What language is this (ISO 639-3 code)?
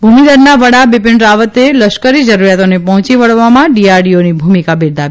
guj